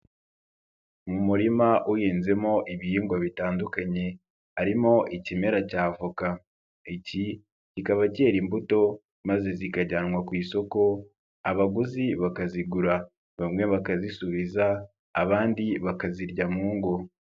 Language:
Kinyarwanda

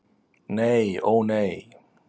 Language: Icelandic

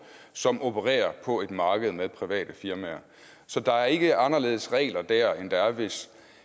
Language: Danish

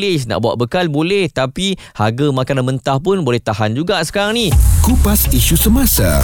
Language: Malay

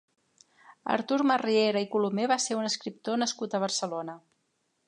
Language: Catalan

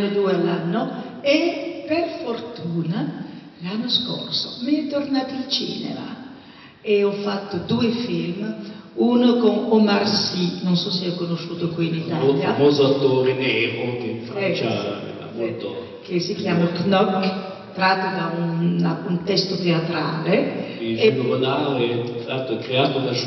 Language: Italian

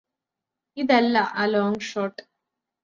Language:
Malayalam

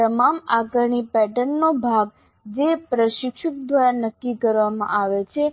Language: Gujarati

